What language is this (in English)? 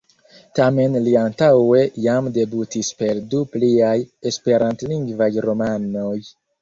Esperanto